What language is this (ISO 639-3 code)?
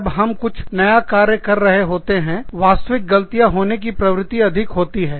hin